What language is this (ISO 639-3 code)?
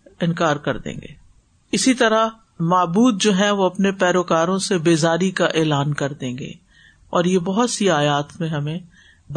urd